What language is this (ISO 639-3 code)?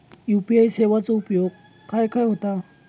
mar